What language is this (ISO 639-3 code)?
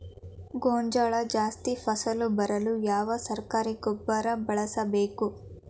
kan